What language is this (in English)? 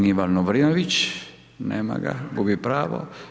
Croatian